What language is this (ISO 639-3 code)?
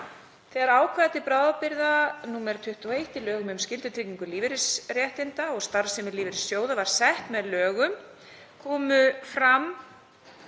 isl